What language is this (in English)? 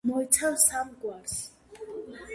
Georgian